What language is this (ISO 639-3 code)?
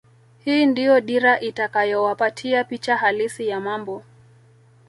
swa